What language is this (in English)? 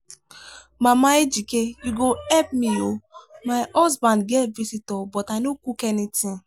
Nigerian Pidgin